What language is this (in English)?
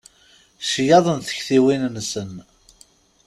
Kabyle